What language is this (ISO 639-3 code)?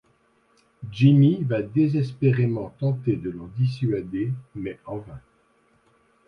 fra